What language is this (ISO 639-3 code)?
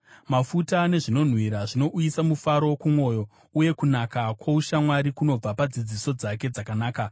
sna